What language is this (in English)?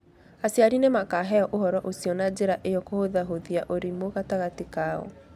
Kikuyu